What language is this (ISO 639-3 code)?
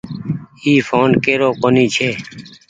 gig